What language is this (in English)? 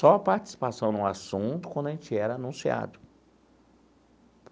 Portuguese